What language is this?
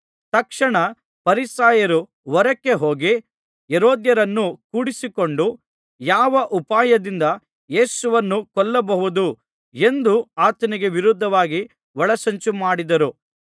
Kannada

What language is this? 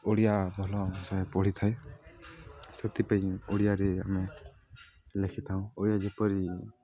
Odia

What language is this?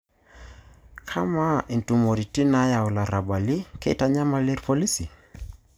Masai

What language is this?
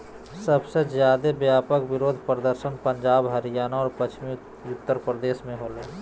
Magahi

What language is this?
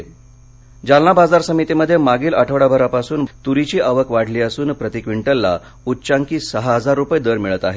Marathi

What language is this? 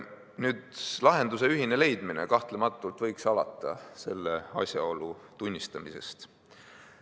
Estonian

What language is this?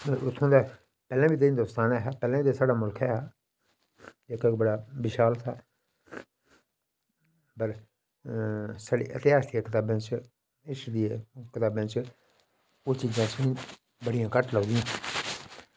Dogri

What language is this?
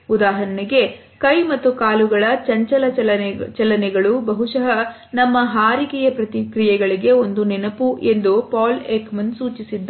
Kannada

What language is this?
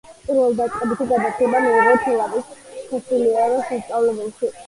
Georgian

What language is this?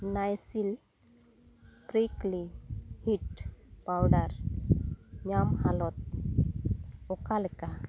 Santali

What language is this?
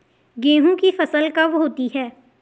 Hindi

